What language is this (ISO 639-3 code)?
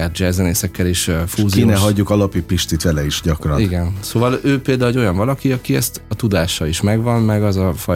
hun